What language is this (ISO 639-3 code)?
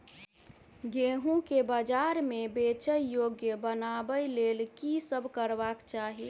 mai